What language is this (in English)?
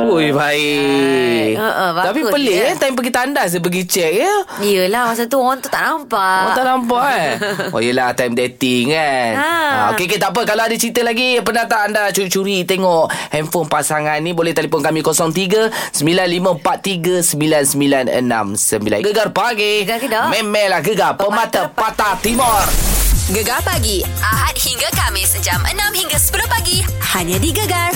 Malay